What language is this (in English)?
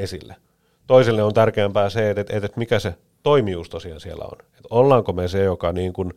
Finnish